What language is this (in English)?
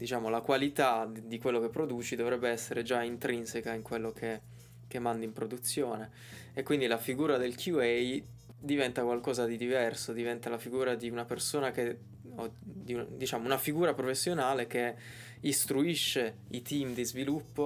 Italian